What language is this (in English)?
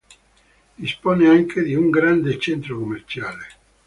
Italian